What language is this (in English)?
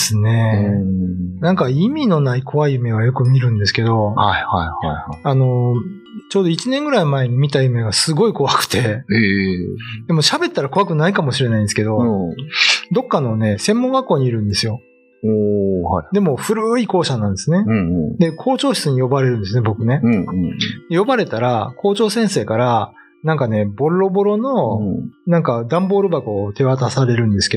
Japanese